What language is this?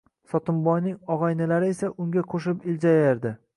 Uzbek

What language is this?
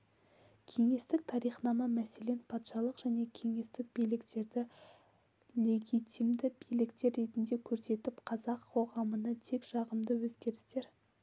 Kazakh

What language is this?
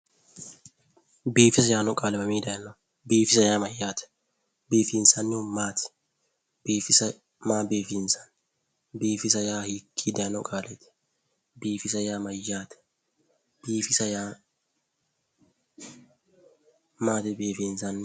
Sidamo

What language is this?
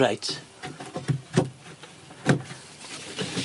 Welsh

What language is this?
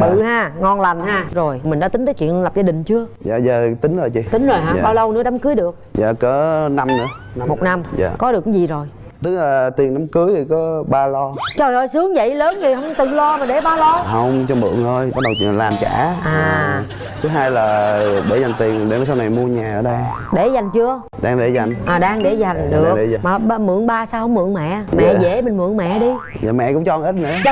Vietnamese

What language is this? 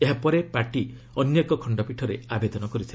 Odia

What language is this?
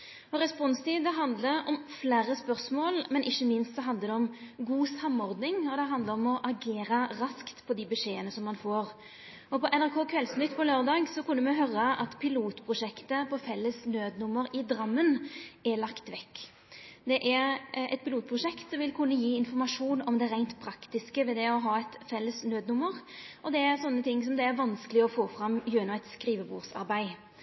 Norwegian Nynorsk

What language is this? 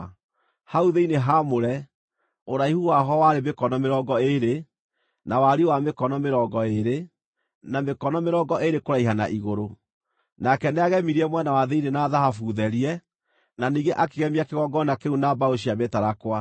Kikuyu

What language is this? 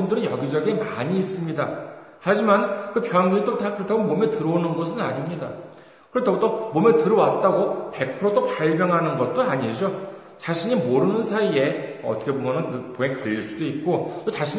Korean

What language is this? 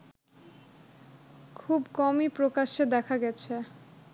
Bangla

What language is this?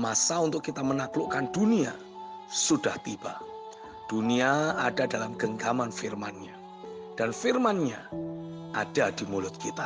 Indonesian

